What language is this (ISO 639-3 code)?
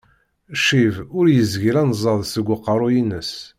kab